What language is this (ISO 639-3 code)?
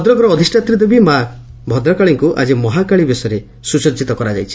ori